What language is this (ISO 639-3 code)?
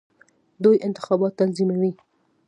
pus